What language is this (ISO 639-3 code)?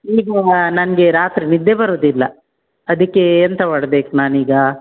kan